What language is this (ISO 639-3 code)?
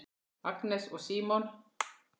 isl